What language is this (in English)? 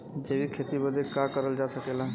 Bhojpuri